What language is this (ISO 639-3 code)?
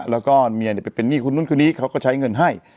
tha